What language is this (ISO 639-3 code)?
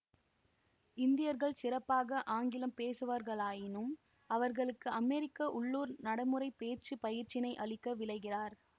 tam